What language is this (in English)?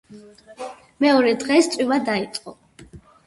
Georgian